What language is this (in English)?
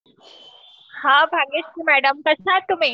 Marathi